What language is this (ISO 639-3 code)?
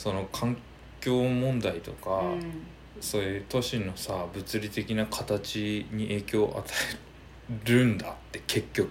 jpn